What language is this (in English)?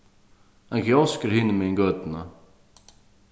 Faroese